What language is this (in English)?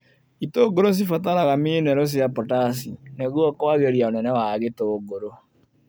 Kikuyu